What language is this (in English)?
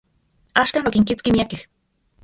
Central Puebla Nahuatl